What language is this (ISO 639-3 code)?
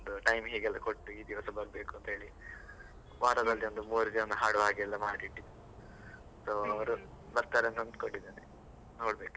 kan